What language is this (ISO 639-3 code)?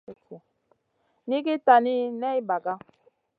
mcn